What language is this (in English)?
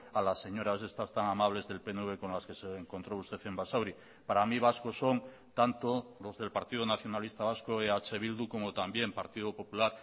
Spanish